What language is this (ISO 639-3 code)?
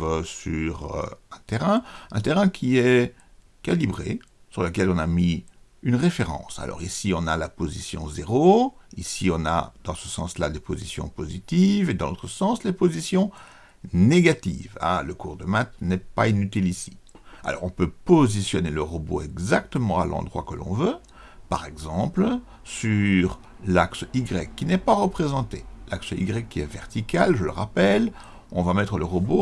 fra